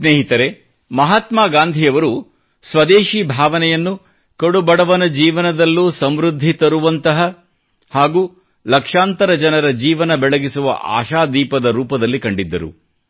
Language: Kannada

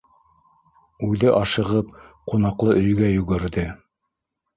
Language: Bashkir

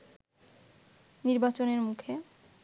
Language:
Bangla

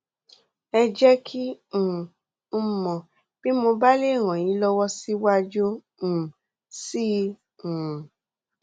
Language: Yoruba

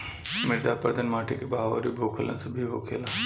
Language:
Bhojpuri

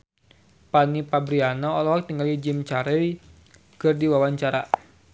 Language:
Sundanese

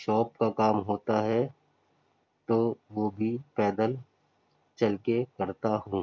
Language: Urdu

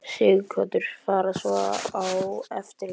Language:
Icelandic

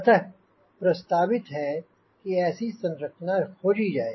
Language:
Hindi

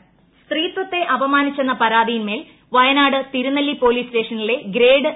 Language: Malayalam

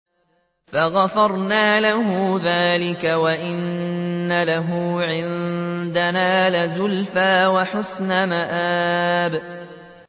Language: Arabic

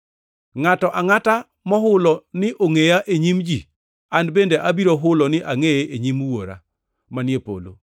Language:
Luo (Kenya and Tanzania)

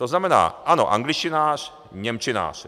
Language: Czech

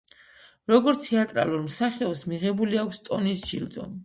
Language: Georgian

